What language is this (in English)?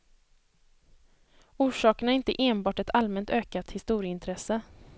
Swedish